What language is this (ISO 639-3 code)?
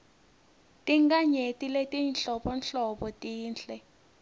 ssw